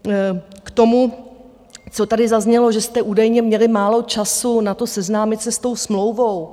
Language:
Czech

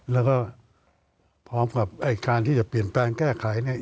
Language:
Thai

